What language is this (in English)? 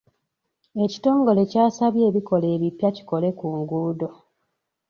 Ganda